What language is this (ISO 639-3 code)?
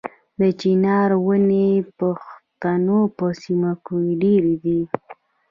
pus